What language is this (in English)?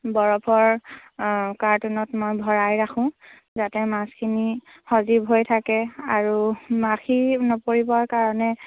Assamese